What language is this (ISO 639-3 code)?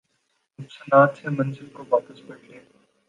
urd